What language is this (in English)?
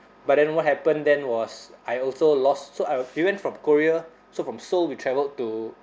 English